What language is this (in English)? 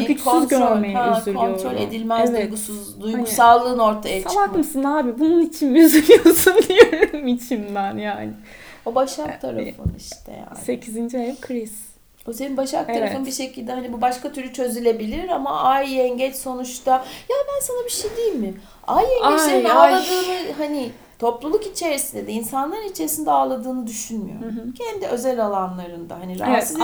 Turkish